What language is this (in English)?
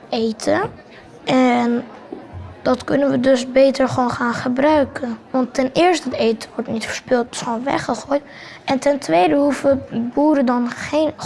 Dutch